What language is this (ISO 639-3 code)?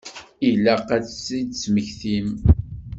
kab